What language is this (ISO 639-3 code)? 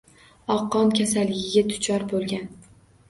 uzb